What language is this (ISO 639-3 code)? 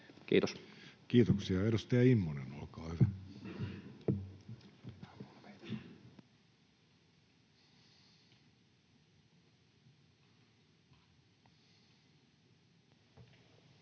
fin